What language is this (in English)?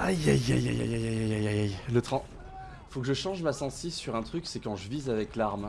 French